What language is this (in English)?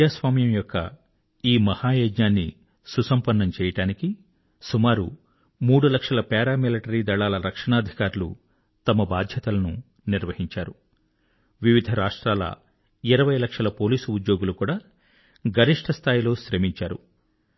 Telugu